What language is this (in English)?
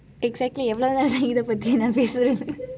English